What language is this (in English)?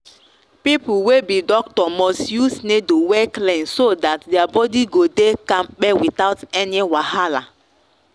Nigerian Pidgin